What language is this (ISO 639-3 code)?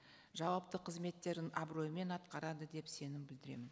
kaz